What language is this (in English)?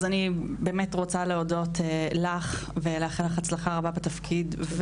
Hebrew